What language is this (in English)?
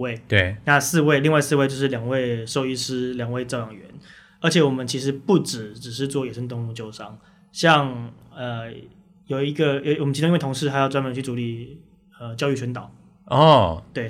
Chinese